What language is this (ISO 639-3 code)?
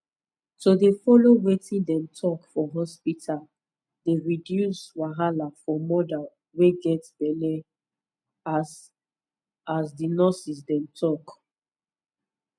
pcm